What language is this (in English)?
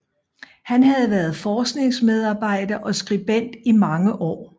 Danish